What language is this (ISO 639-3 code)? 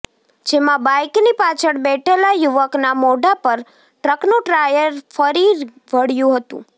guj